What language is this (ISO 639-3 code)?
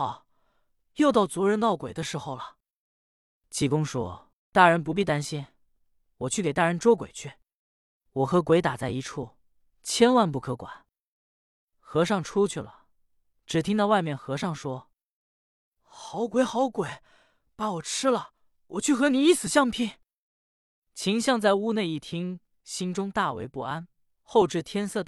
zho